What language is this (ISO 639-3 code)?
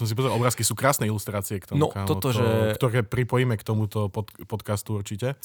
slk